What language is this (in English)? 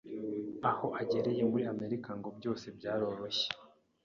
Kinyarwanda